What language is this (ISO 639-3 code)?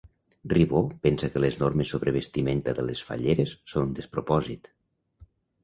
cat